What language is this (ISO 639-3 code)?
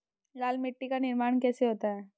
hin